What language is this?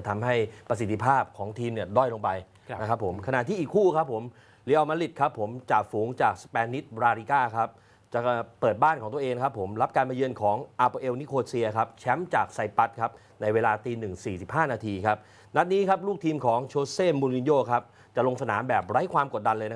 Thai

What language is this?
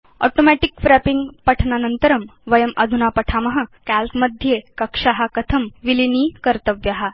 Sanskrit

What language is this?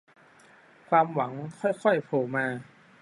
Thai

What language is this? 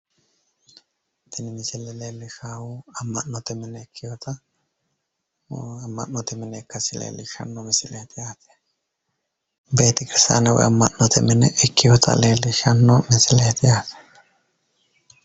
Sidamo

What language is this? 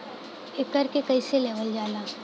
Bhojpuri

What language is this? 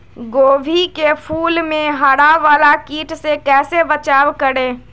Magahi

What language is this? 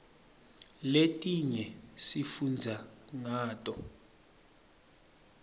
Swati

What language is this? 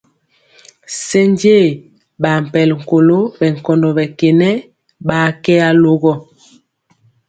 Mpiemo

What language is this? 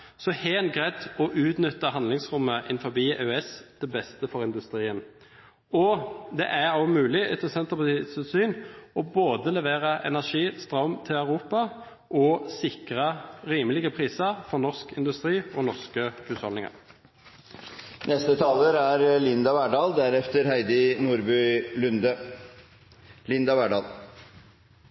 Norwegian Bokmål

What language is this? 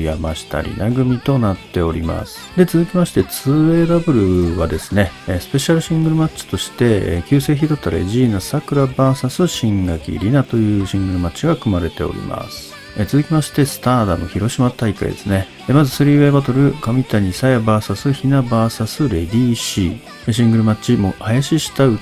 Japanese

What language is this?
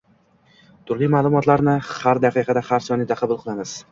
Uzbek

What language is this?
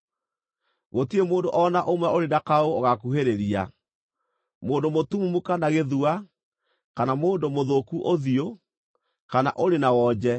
Kikuyu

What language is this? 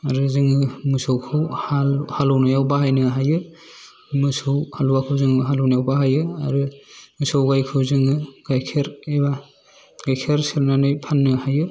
Bodo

